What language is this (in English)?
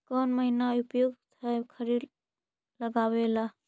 Magahi